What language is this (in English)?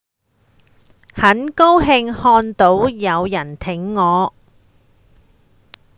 Cantonese